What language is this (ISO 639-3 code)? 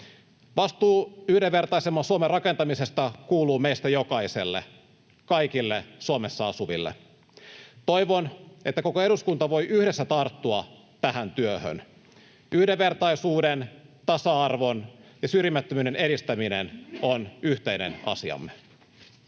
fin